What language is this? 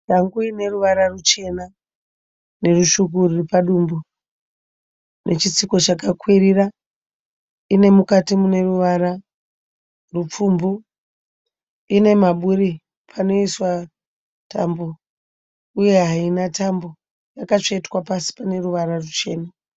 Shona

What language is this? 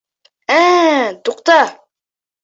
Bashkir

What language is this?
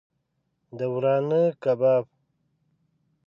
Pashto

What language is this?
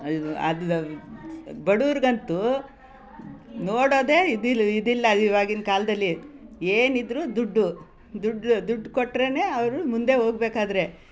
Kannada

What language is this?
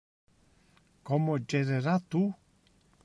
Interlingua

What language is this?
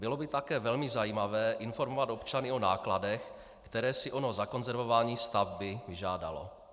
Czech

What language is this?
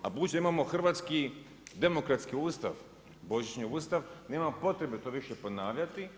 Croatian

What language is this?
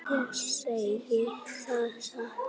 Icelandic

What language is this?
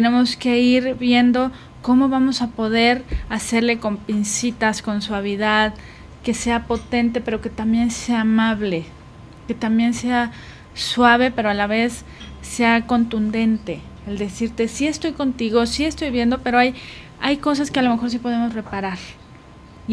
Spanish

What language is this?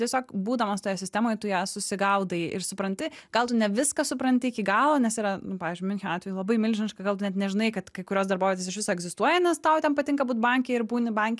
Lithuanian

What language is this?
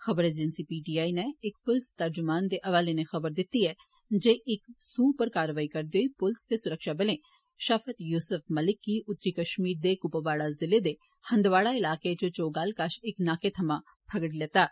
Dogri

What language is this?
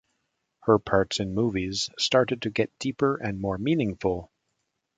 English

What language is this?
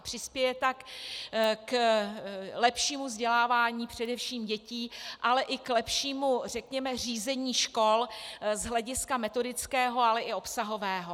Czech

